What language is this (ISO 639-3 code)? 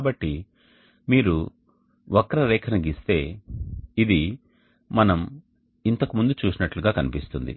tel